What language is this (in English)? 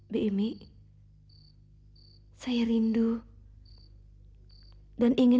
Indonesian